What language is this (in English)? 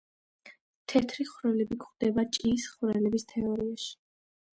Georgian